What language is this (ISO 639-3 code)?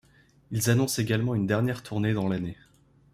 fra